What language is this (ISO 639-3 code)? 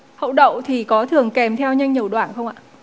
vie